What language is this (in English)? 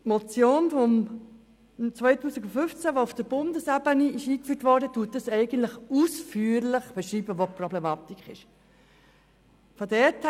Swiss German